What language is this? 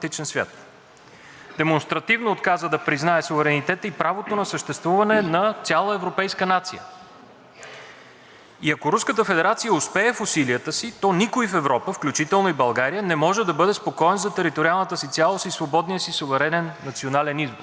Bulgarian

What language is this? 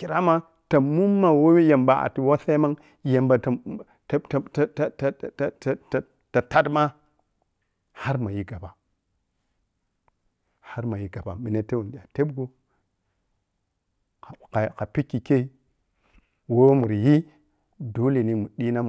Piya-Kwonci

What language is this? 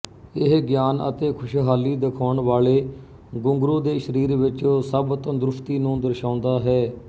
Punjabi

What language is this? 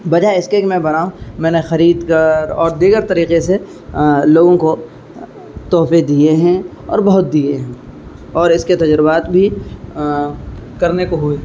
Urdu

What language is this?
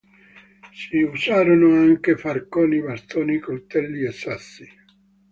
Italian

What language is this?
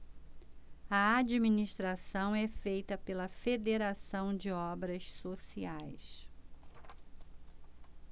Portuguese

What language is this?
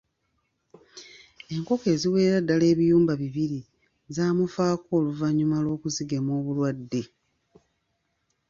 Ganda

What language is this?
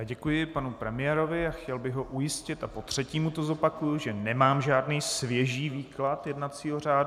Czech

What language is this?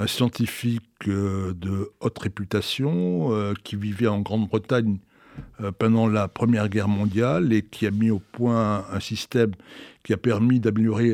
French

